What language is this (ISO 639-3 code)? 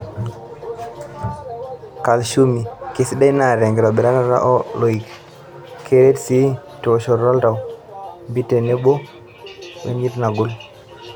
mas